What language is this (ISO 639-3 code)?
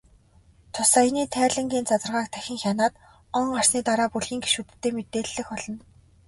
mon